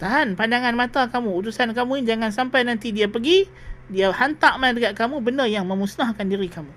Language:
Malay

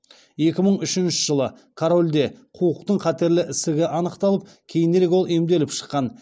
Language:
Kazakh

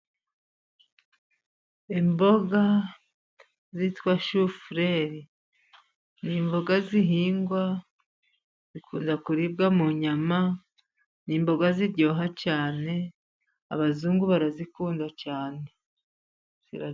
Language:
Kinyarwanda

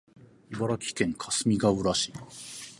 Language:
Japanese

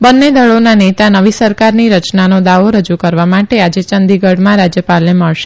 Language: Gujarati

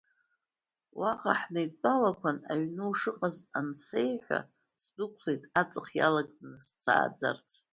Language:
Abkhazian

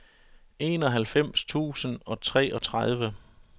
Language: Danish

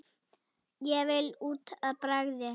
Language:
Icelandic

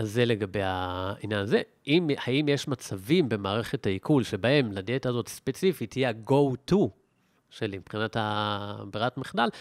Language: Hebrew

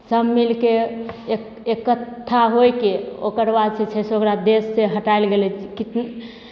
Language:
Maithili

